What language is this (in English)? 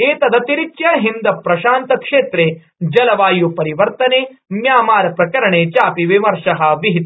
Sanskrit